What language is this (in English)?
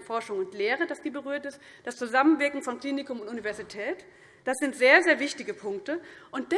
German